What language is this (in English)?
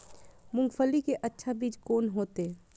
Maithili